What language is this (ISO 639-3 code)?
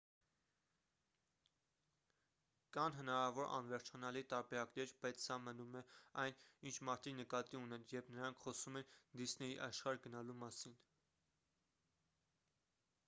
hye